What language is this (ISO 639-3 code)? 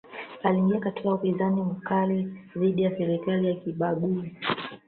swa